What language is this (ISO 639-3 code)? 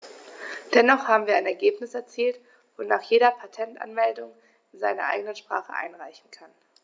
deu